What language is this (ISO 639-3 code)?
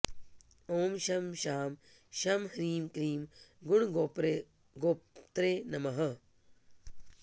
san